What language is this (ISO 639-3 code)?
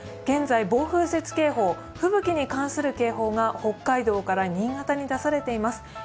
jpn